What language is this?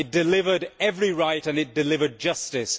English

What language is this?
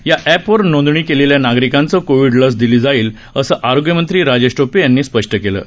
Marathi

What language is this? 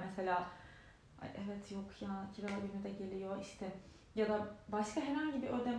Turkish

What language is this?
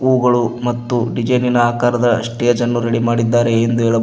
Kannada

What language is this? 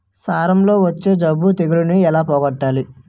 Telugu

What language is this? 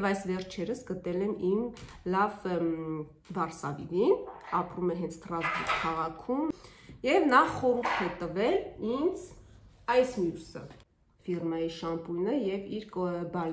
Turkish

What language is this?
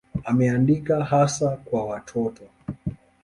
Swahili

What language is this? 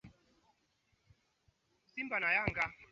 Swahili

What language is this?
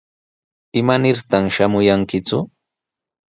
Sihuas Ancash Quechua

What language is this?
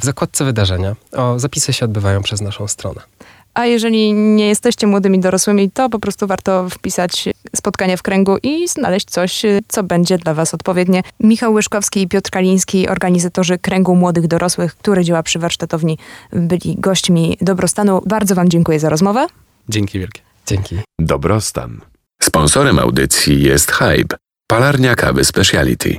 Polish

